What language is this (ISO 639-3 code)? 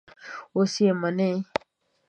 pus